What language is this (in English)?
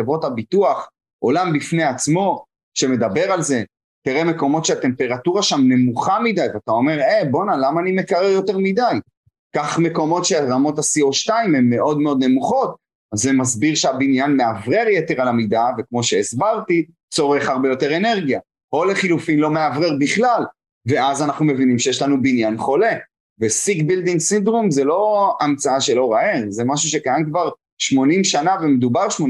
Hebrew